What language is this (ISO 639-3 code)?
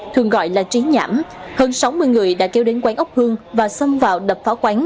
vie